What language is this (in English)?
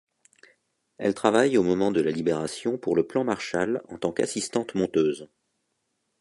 French